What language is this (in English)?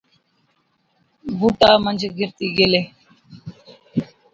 Od